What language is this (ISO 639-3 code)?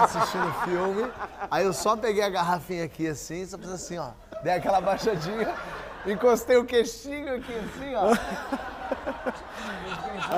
por